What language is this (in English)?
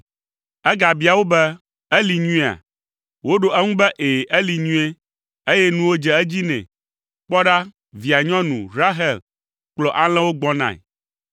Ewe